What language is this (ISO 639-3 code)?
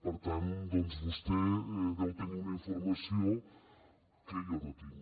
cat